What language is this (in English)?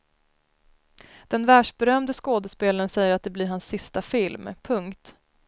Swedish